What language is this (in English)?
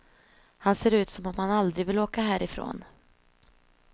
Swedish